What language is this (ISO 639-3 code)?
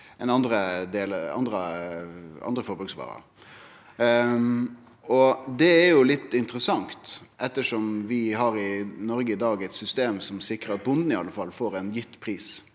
nor